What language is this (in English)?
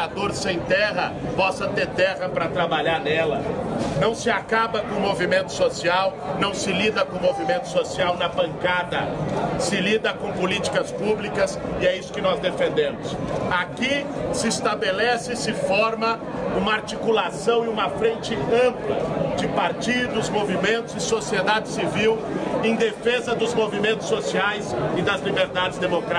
Portuguese